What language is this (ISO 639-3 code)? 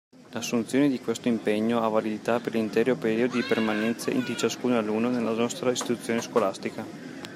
ita